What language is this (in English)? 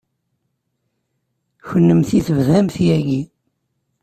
Kabyle